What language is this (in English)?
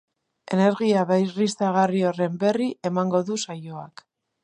Basque